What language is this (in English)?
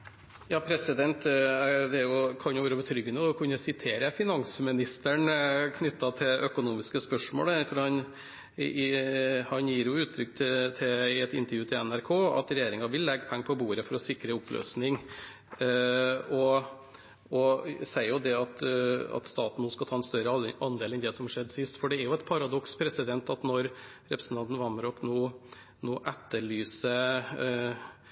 Norwegian Bokmål